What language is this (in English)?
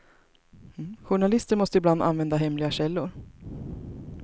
Swedish